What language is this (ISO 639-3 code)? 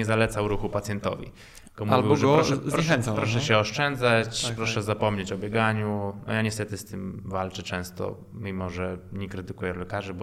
pol